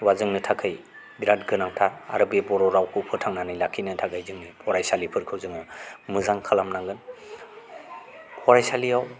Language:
Bodo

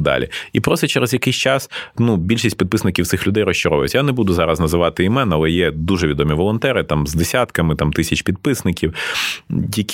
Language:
Ukrainian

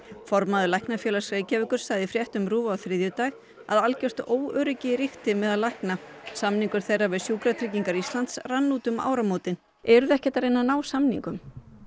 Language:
Icelandic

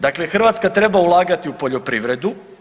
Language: Croatian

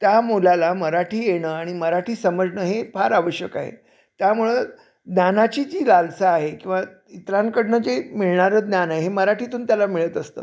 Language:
Marathi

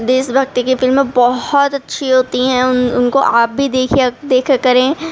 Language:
Urdu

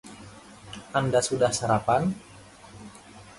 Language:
Indonesian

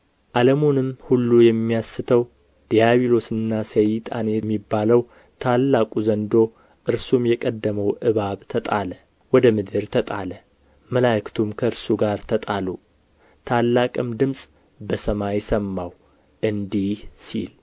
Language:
Amharic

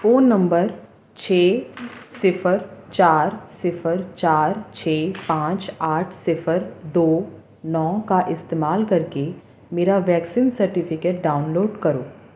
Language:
Urdu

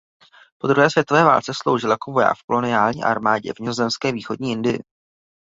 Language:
Czech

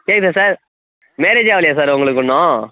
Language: Tamil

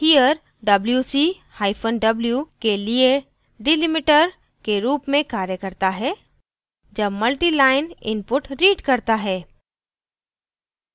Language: Hindi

